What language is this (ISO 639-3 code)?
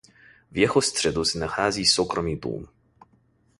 ces